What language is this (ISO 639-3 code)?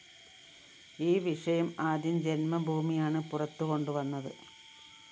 mal